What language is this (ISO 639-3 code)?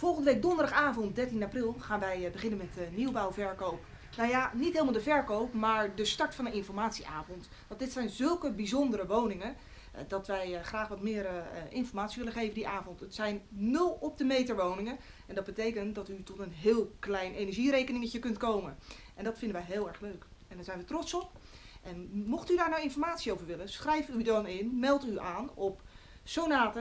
nld